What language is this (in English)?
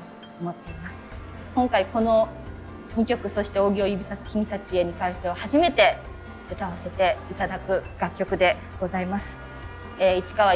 Japanese